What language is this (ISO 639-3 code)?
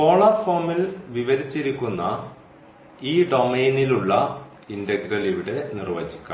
mal